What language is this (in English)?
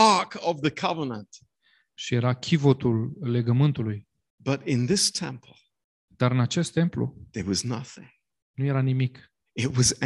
Romanian